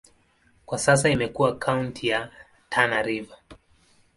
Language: Swahili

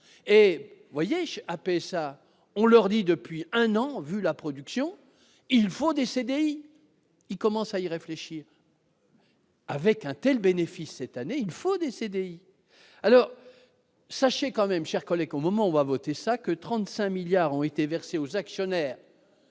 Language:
French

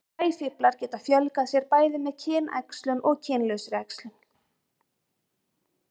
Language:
Icelandic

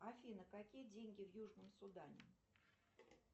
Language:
Russian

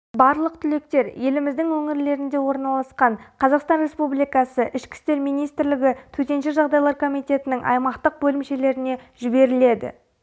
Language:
Kazakh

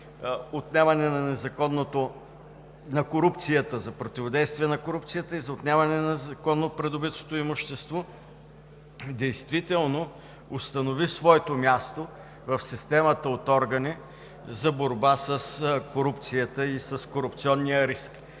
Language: Bulgarian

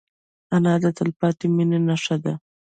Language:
Pashto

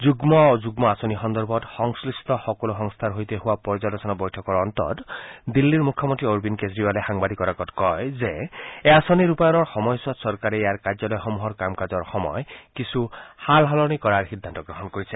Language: Assamese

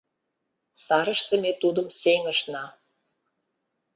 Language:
Mari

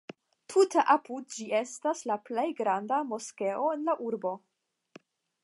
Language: Esperanto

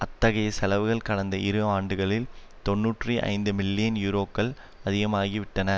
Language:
Tamil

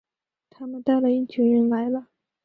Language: Chinese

